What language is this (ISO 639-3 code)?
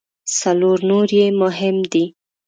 pus